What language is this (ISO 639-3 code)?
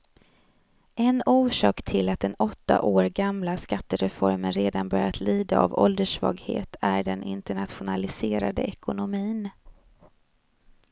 swe